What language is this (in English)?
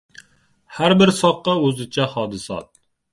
Uzbek